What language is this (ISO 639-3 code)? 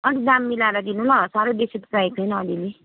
nep